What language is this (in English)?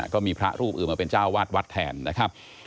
Thai